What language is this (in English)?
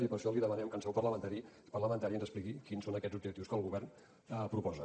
Catalan